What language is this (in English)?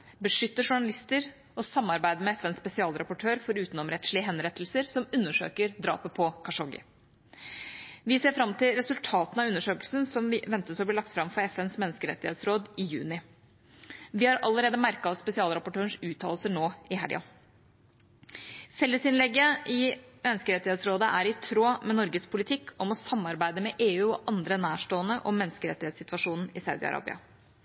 Norwegian Bokmål